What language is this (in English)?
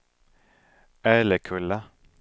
Swedish